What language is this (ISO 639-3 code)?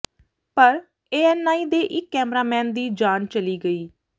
pan